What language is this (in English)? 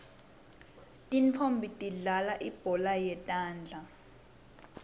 Swati